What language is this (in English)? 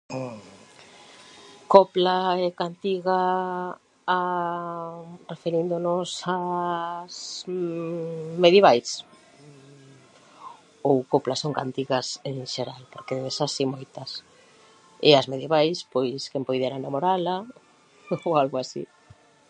Galician